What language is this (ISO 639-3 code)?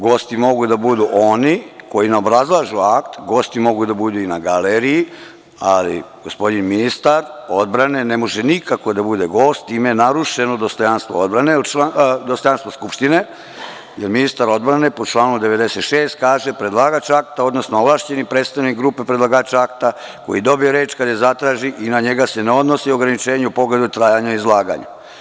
srp